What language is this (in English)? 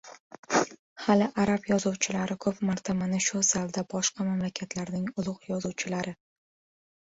Uzbek